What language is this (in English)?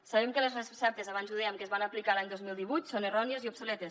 Catalan